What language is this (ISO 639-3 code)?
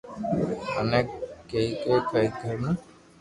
lrk